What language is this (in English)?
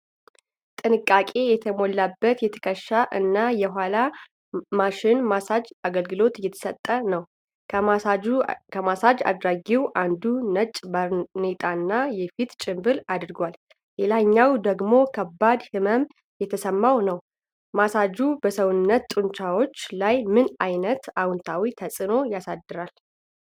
Amharic